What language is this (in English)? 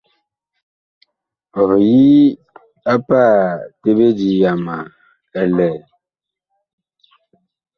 Bakoko